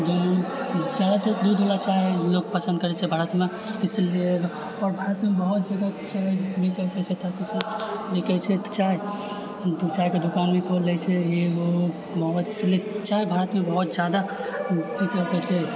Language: Maithili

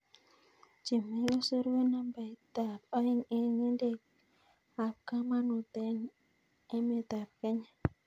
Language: Kalenjin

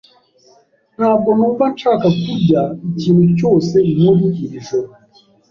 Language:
Kinyarwanda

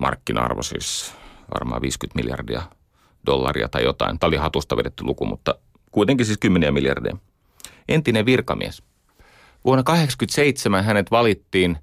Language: Finnish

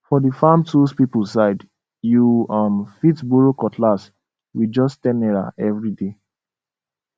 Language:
Nigerian Pidgin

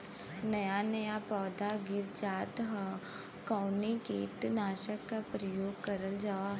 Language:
Bhojpuri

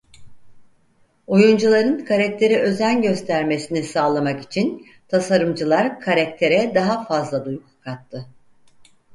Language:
Turkish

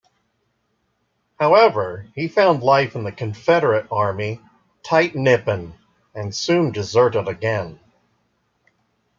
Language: English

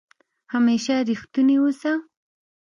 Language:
Pashto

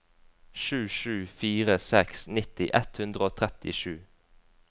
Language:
Norwegian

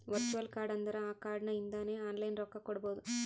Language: Kannada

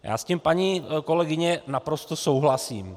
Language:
Czech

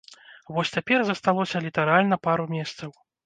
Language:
Belarusian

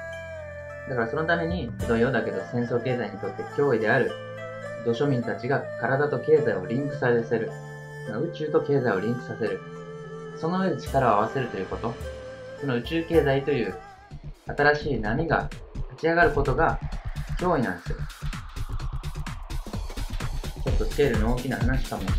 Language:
Japanese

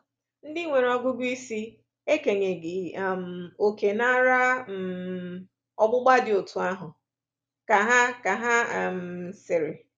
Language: Igbo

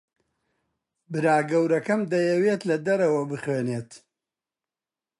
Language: Central Kurdish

